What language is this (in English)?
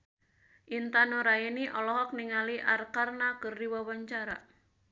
Sundanese